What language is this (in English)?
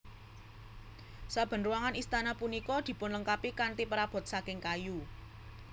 Javanese